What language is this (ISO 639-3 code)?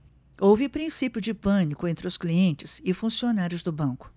por